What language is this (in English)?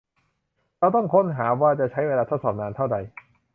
Thai